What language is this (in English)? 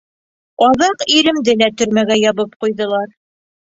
Bashkir